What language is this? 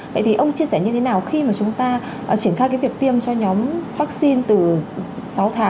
Vietnamese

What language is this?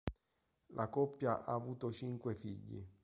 Italian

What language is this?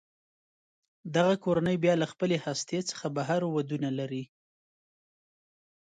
Pashto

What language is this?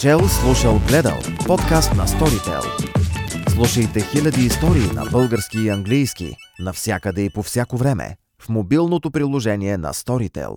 Bulgarian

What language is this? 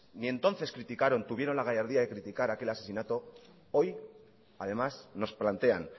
Spanish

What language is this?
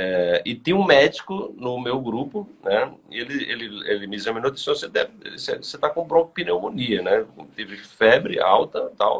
Portuguese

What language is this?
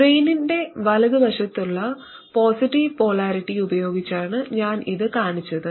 Malayalam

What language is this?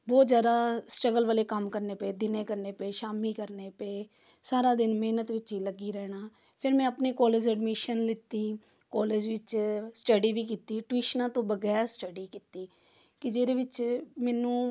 Punjabi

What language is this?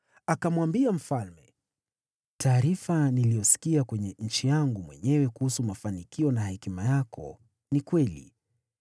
Swahili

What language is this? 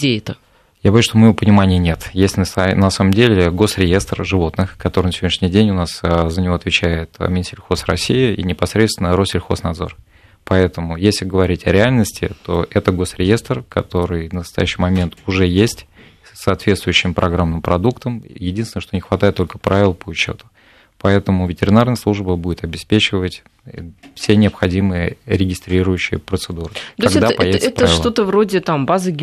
Russian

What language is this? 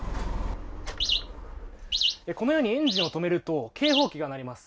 Japanese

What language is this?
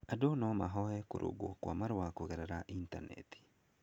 Kikuyu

